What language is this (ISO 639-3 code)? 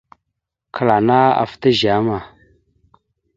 mxu